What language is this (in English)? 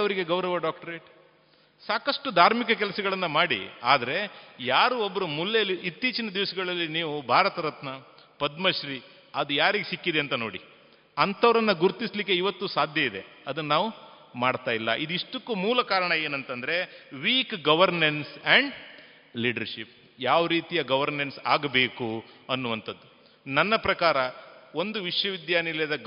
Kannada